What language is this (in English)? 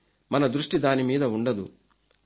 Telugu